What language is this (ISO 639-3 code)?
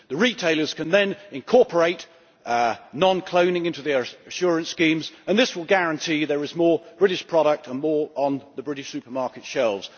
eng